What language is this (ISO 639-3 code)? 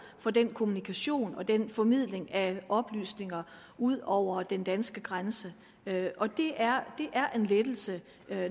dan